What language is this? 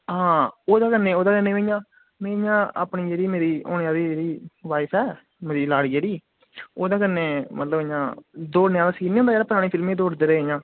Dogri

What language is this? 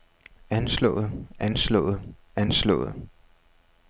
Danish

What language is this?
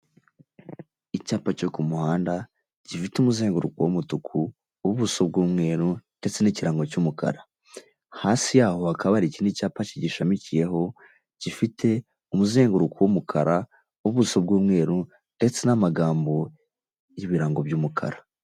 Kinyarwanda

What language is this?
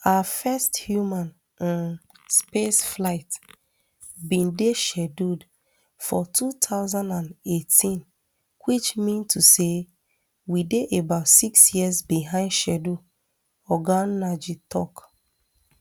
Nigerian Pidgin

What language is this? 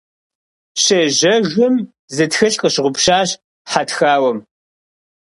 Kabardian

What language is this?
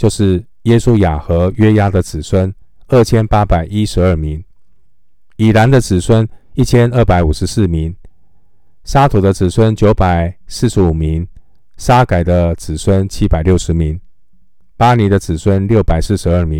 Chinese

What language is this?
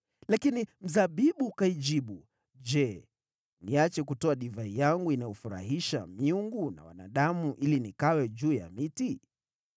Swahili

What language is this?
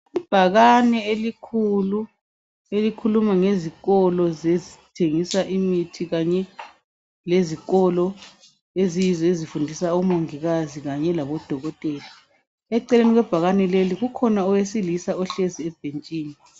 North Ndebele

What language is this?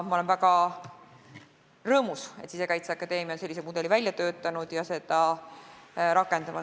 Estonian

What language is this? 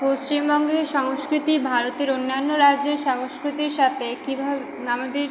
Bangla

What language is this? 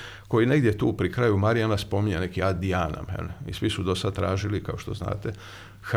Croatian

